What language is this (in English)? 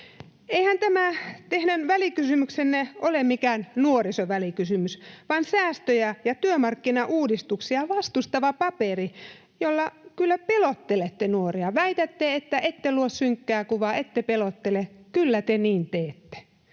Finnish